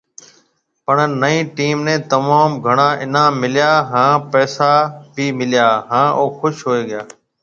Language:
Marwari (Pakistan)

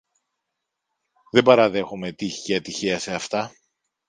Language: Greek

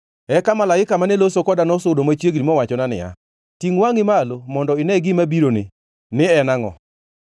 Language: Luo (Kenya and Tanzania)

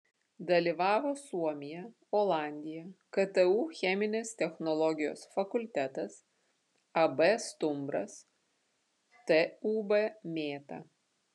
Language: Lithuanian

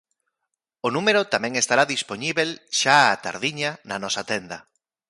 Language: Galician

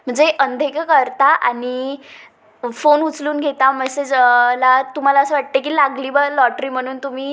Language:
Marathi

